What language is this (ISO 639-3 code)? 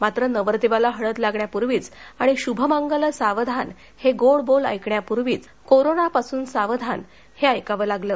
mar